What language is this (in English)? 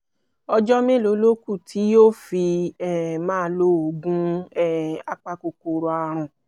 Yoruba